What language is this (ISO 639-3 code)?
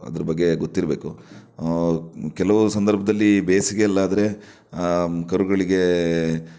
kan